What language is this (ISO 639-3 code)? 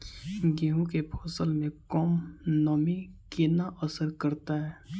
mai